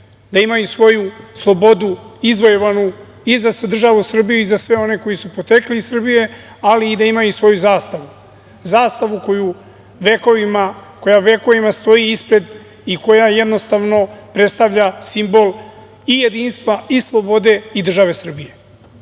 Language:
Serbian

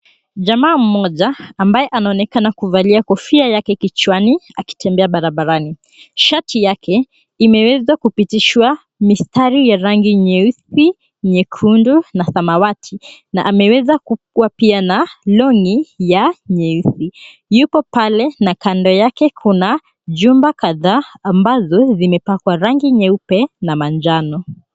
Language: Swahili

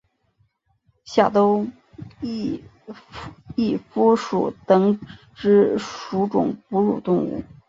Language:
Chinese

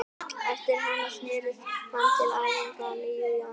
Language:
Icelandic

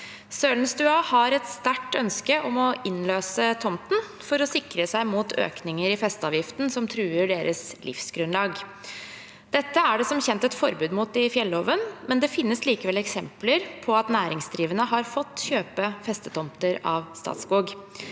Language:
Norwegian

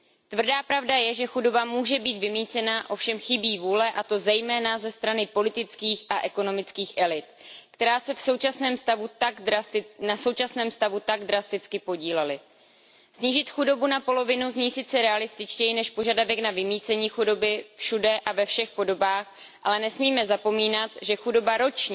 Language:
Czech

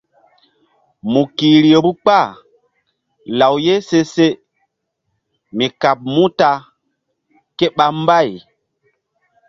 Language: Mbum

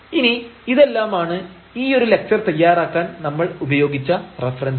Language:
Malayalam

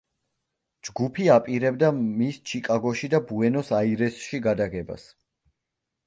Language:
Georgian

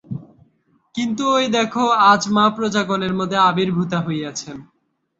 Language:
Bangla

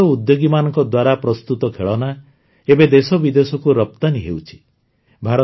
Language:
Odia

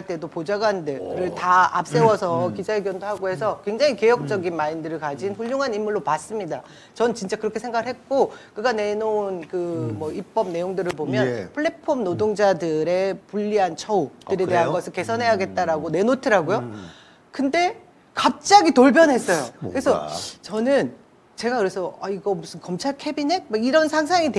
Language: Korean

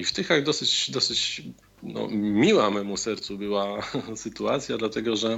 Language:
Polish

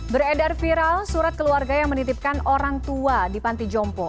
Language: Indonesian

